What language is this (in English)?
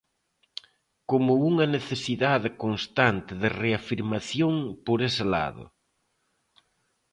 Galician